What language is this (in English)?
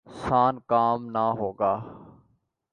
Urdu